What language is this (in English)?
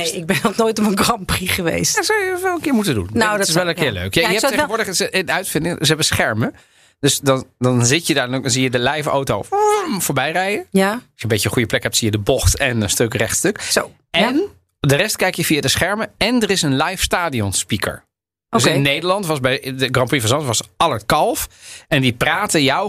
Dutch